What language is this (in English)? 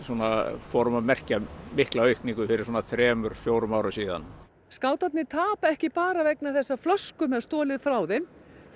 Icelandic